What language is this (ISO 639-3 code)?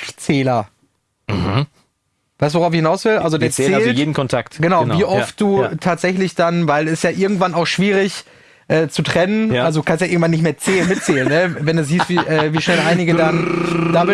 deu